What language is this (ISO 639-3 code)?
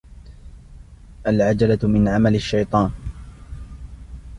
ara